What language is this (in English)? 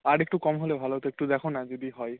Bangla